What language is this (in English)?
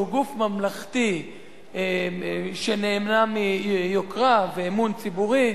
Hebrew